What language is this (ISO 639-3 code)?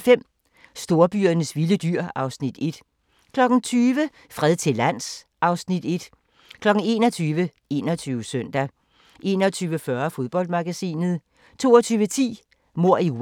dan